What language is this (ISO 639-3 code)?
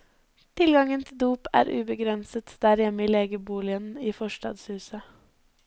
nor